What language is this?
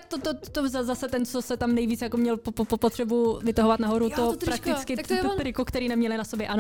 Czech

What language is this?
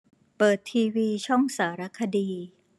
Thai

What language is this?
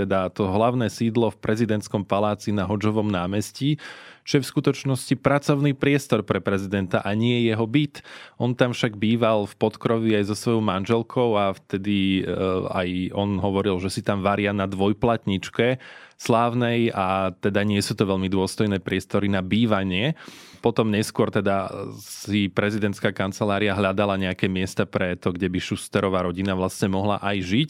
Slovak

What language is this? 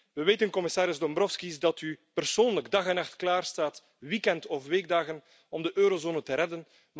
Dutch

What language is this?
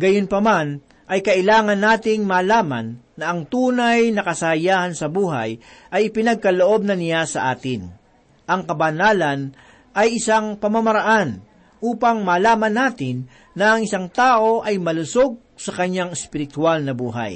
Filipino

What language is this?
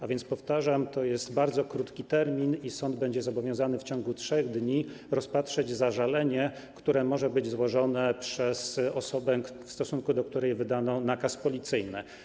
Polish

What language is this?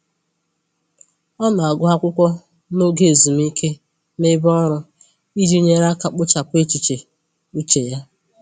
Igbo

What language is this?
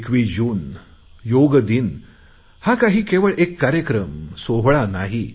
Marathi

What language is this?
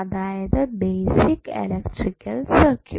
Malayalam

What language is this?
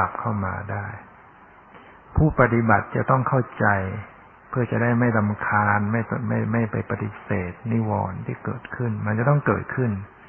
Thai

